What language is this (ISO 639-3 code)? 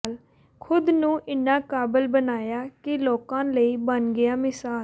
pan